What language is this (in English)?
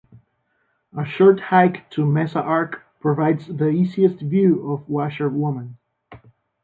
English